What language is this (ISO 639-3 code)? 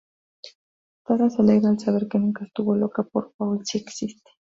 spa